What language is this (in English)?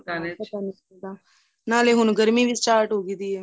Punjabi